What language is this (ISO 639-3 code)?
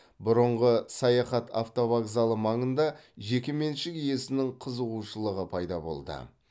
kaz